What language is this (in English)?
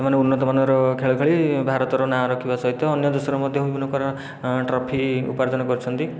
Odia